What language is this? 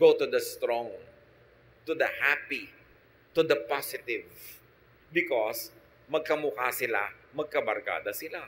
Filipino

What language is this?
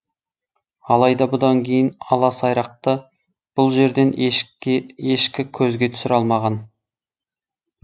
Kazakh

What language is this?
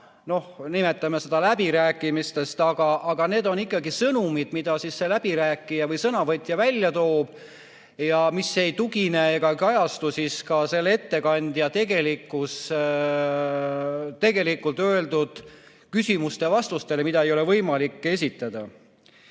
Estonian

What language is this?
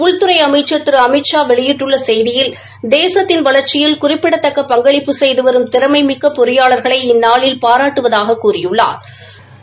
Tamil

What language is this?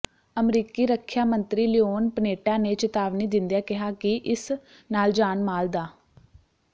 Punjabi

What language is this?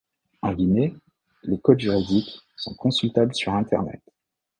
French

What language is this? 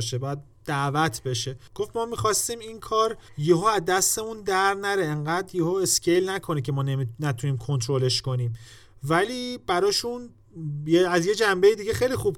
Persian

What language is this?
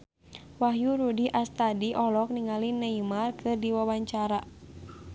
Sundanese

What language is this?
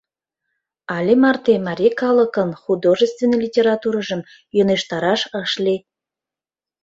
Mari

